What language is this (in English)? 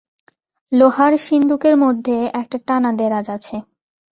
Bangla